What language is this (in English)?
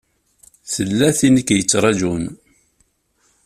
Kabyle